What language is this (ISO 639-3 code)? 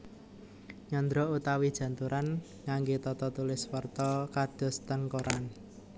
jav